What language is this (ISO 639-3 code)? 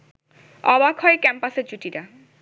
ben